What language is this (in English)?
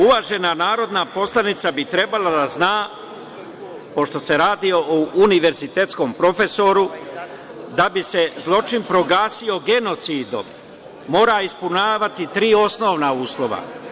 Serbian